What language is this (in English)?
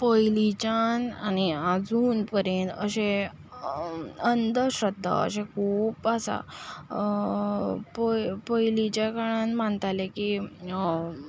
Konkani